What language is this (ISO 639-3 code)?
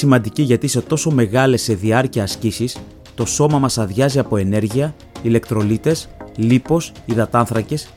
ell